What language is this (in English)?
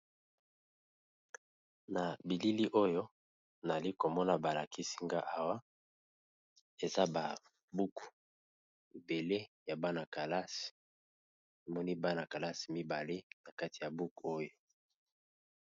Lingala